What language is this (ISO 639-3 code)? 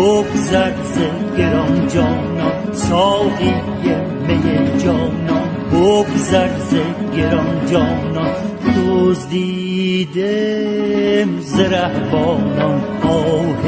fas